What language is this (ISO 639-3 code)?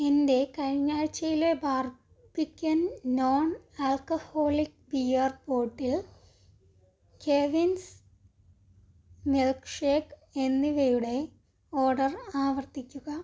mal